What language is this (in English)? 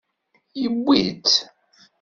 Kabyle